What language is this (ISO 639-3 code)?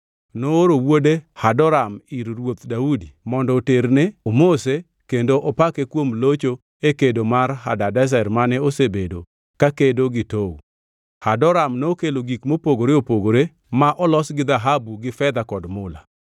luo